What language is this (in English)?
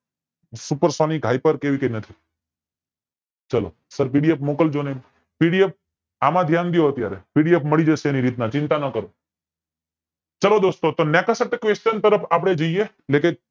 Gujarati